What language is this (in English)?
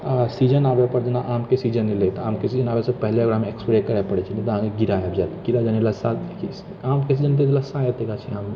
Maithili